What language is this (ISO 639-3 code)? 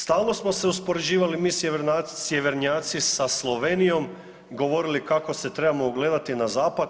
hrv